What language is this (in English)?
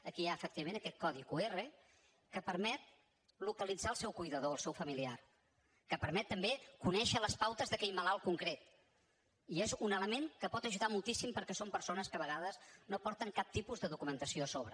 Catalan